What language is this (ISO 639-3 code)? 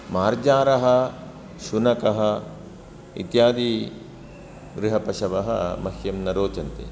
san